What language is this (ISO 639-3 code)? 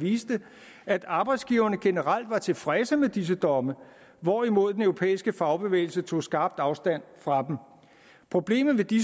dan